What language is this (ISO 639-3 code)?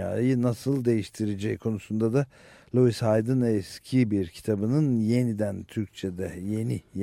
tur